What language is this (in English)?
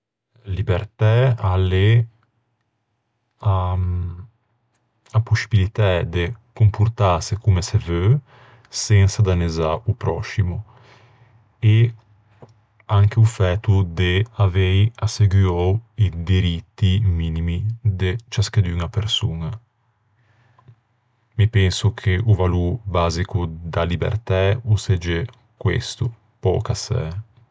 Ligurian